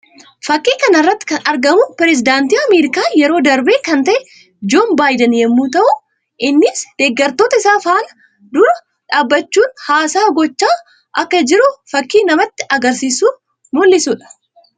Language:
Oromo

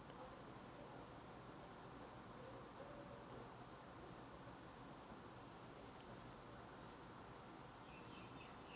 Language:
English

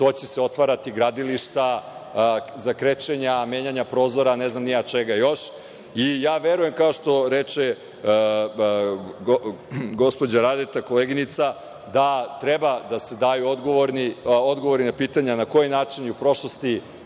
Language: Serbian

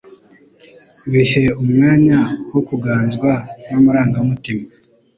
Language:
Kinyarwanda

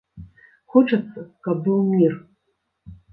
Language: Belarusian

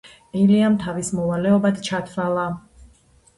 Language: Georgian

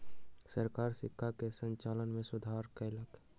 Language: Maithili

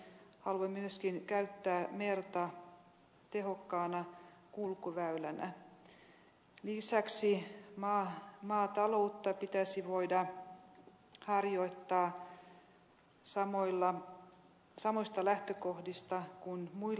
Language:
Finnish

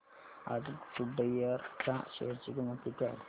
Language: Marathi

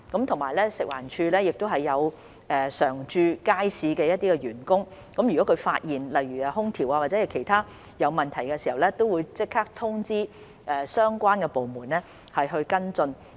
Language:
Cantonese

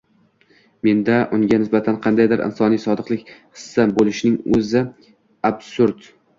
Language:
Uzbek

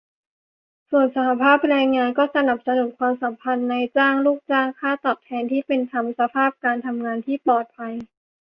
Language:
Thai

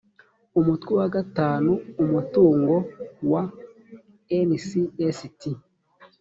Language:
Kinyarwanda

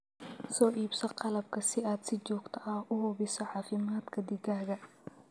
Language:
Somali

